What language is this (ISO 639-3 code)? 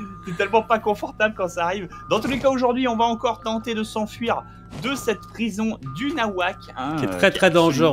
fra